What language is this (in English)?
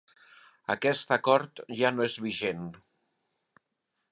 Catalan